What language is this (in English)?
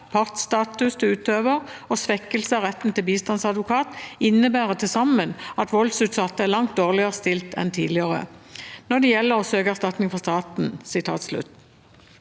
Norwegian